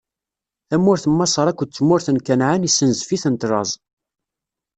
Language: Kabyle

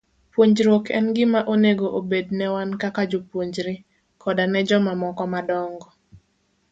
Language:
Luo (Kenya and Tanzania)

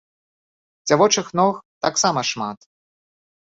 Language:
Belarusian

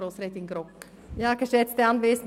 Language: Swiss German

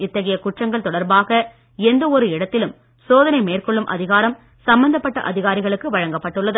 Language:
Tamil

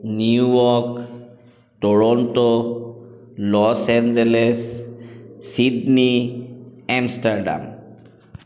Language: Assamese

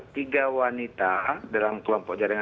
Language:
Indonesian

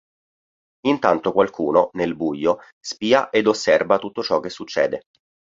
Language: Italian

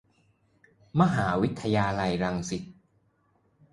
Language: Thai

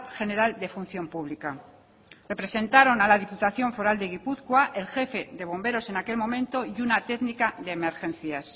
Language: Spanish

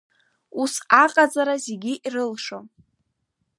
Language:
Abkhazian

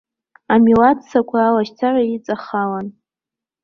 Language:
Abkhazian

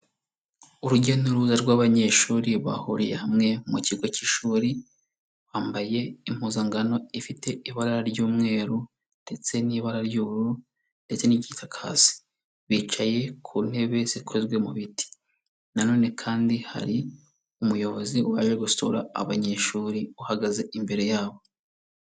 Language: Kinyarwanda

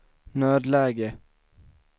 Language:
Swedish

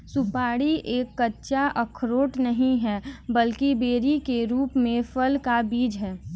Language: Hindi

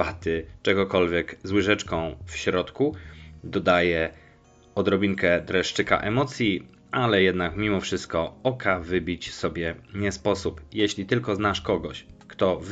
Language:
Polish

